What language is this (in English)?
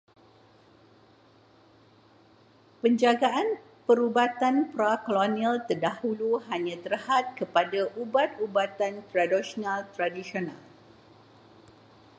Malay